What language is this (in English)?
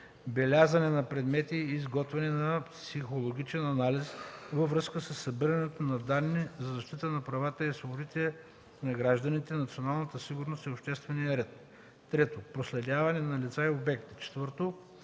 Bulgarian